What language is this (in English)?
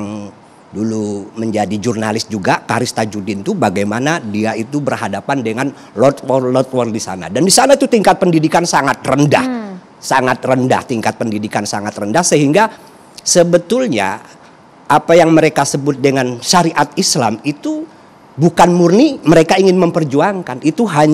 Indonesian